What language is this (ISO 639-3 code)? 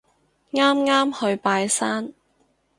yue